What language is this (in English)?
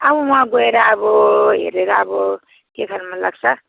Nepali